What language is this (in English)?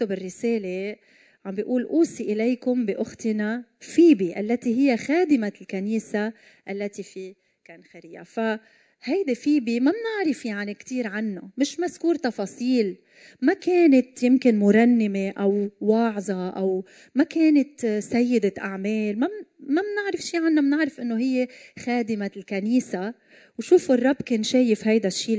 Arabic